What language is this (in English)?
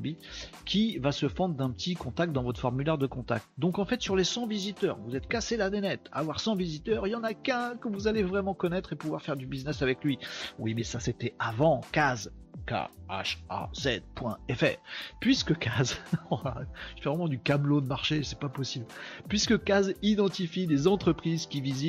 French